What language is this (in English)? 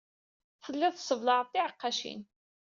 Kabyle